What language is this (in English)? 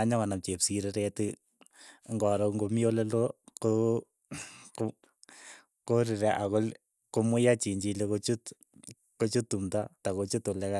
Keiyo